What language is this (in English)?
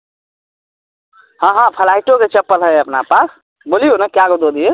Maithili